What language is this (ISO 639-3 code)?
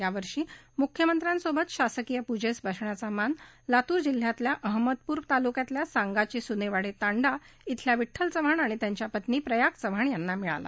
mar